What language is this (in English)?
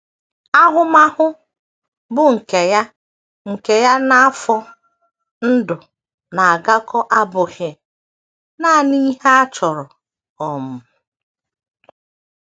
Igbo